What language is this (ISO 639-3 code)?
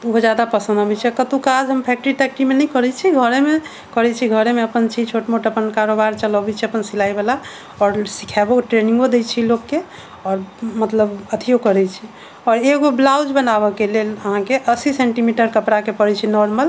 mai